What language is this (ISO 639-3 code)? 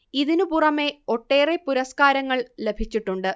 mal